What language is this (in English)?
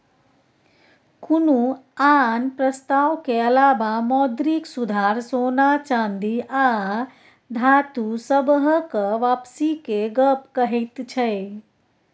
Maithili